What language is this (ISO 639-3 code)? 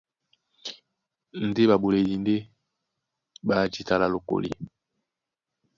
dua